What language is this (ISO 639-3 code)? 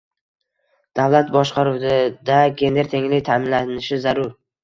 uzb